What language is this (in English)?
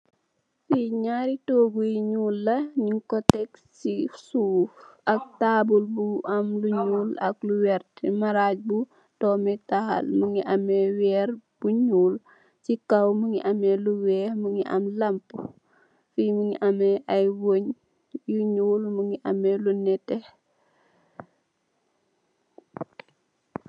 Wolof